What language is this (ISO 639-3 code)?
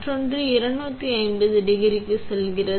tam